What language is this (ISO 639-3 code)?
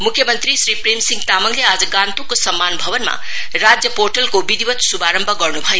nep